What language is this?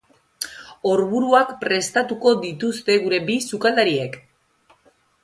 Basque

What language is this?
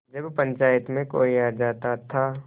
Hindi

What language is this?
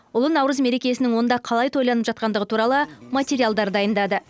Kazakh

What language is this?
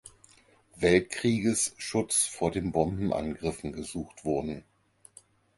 German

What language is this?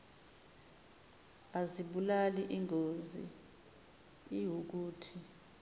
Zulu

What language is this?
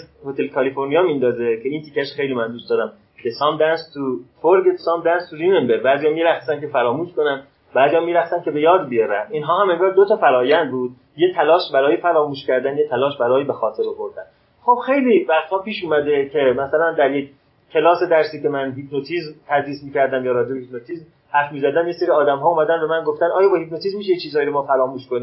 Persian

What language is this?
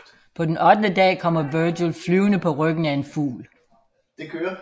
Danish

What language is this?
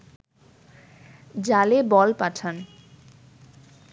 Bangla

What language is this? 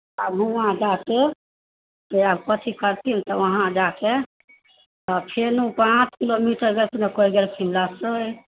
Maithili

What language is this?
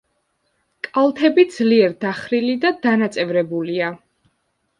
Georgian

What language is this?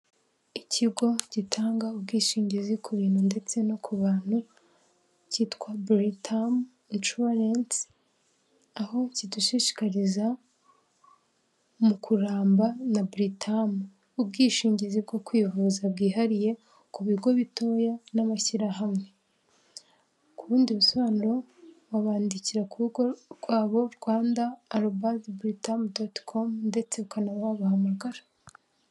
Kinyarwanda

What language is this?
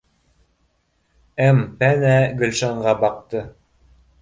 Bashkir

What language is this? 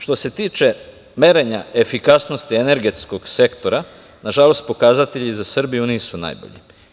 Serbian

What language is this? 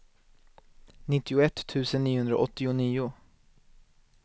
Swedish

